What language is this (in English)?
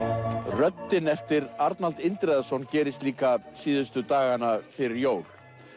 Icelandic